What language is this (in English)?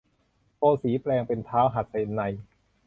Thai